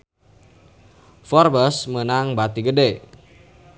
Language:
Sundanese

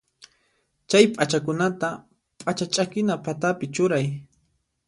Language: Puno Quechua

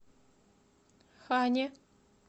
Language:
Russian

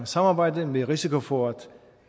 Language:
Danish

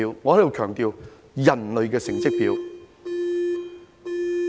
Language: Cantonese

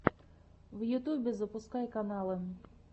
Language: Russian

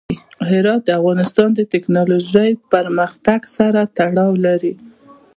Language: Pashto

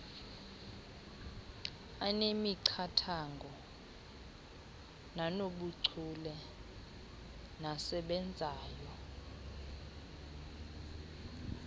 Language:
Xhosa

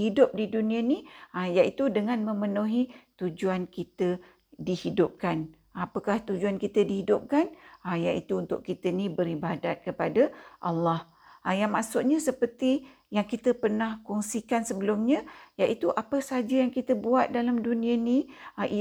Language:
Malay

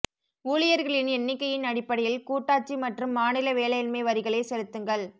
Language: Tamil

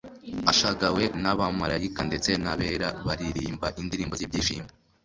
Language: Kinyarwanda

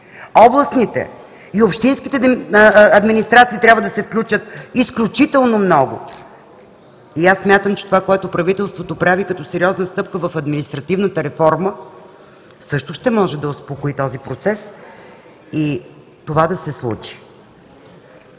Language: Bulgarian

